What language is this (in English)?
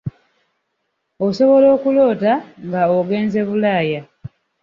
Ganda